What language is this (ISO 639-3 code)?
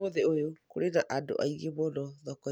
kik